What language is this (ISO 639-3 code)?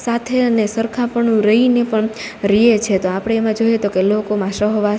guj